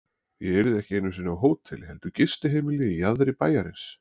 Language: Icelandic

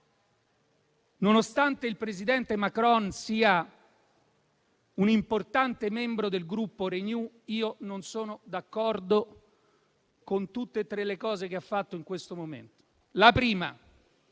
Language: Italian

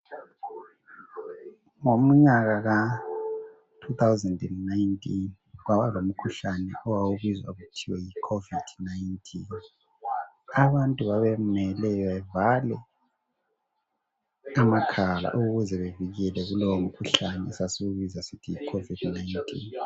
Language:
North Ndebele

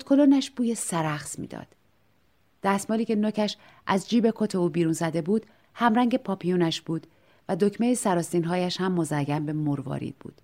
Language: Persian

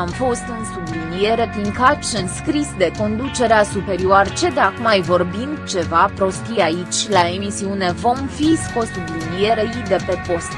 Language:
Romanian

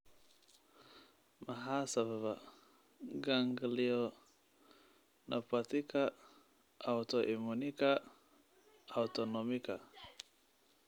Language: Somali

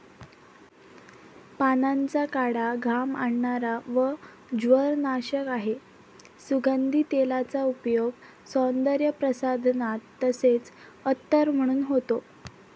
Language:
Marathi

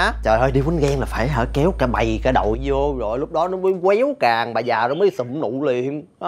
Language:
Vietnamese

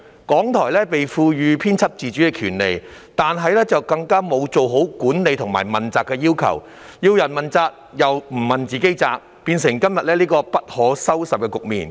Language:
Cantonese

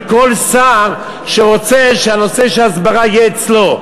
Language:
Hebrew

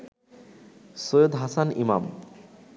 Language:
Bangla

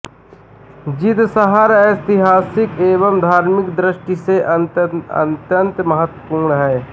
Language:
Hindi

